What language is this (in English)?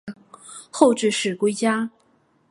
Chinese